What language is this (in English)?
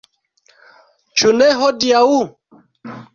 Esperanto